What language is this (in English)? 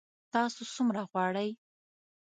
Pashto